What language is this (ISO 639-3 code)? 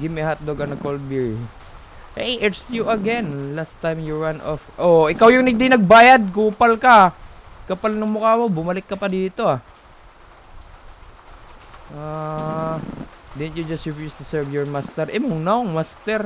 fil